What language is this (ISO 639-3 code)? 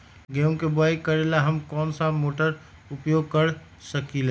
mag